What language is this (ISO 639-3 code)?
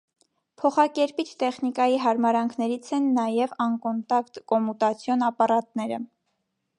hye